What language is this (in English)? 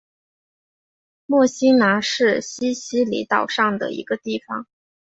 Chinese